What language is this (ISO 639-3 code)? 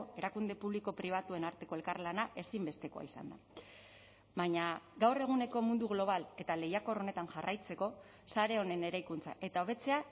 eus